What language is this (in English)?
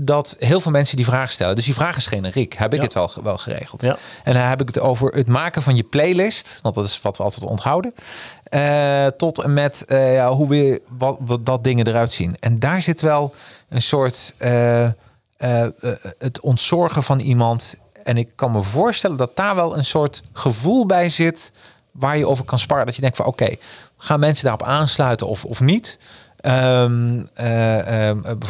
Dutch